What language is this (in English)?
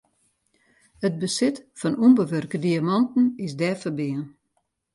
Western Frisian